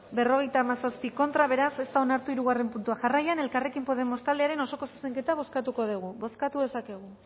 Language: Basque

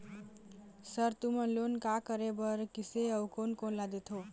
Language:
Chhattisgarhi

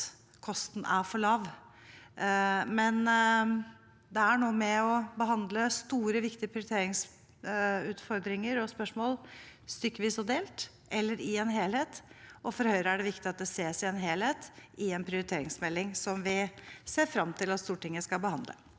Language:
Norwegian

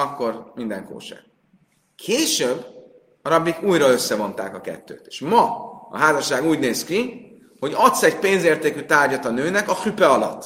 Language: Hungarian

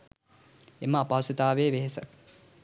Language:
Sinhala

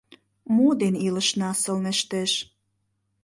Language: Mari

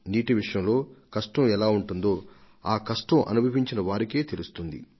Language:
Telugu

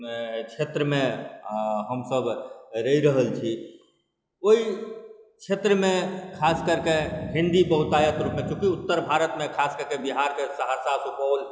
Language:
Maithili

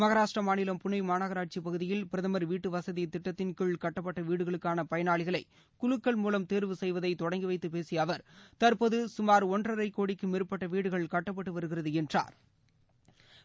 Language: Tamil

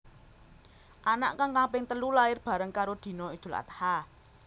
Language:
Javanese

